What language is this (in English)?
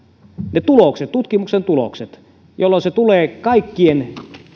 Finnish